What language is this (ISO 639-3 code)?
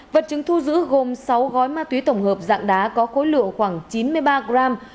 vie